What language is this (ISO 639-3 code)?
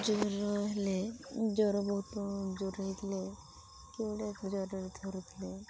ori